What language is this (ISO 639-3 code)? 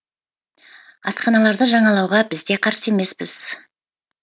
kaz